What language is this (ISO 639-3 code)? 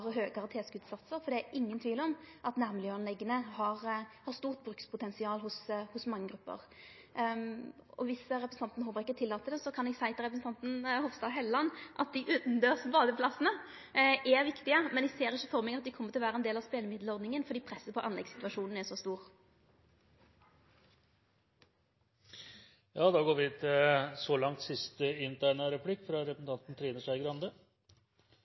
nor